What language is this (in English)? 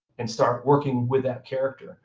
English